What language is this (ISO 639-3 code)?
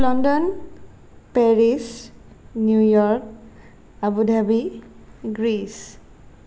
asm